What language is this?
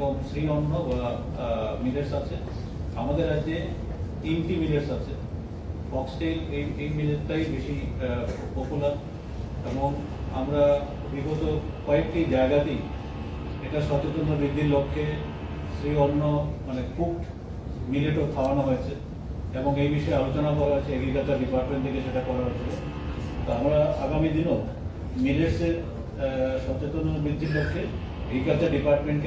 Bangla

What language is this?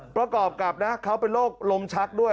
Thai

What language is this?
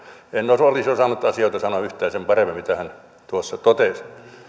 Finnish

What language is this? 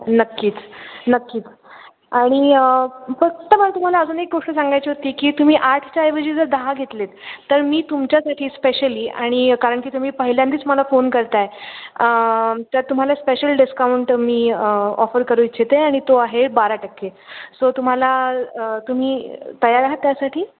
Marathi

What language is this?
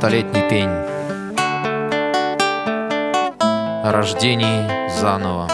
Russian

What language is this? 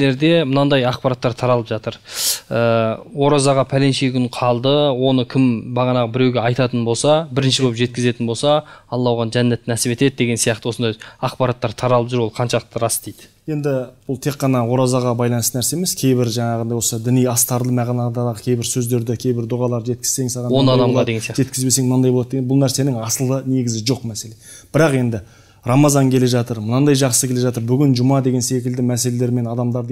Turkish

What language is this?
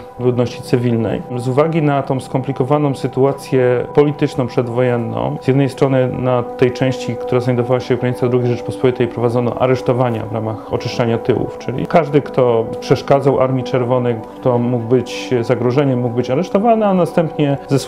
Polish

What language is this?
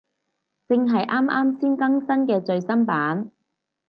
Cantonese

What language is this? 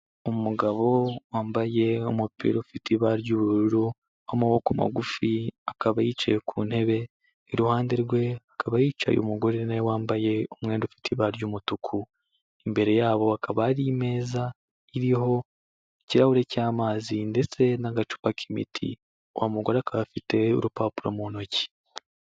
Kinyarwanda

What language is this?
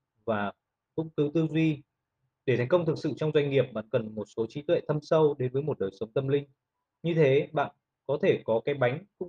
Vietnamese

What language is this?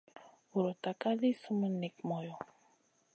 Masana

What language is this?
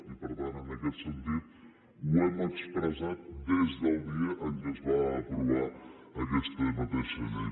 Catalan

